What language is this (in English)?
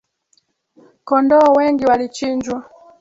Swahili